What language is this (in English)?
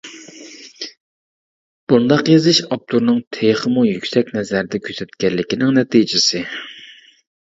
Uyghur